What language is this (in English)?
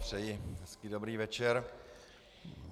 Czech